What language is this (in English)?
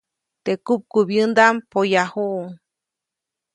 Copainalá Zoque